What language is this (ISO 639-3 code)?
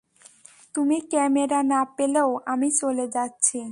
ben